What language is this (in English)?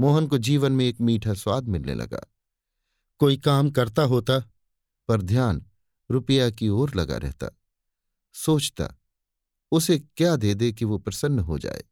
Hindi